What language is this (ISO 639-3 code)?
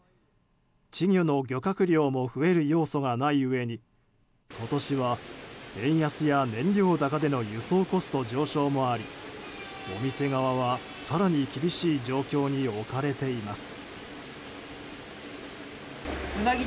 jpn